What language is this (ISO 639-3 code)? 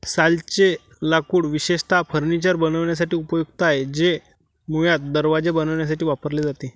mar